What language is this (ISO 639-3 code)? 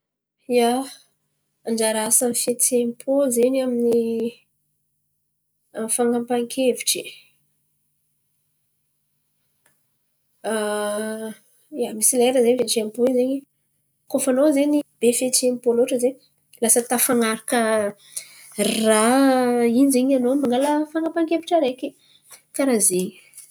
xmv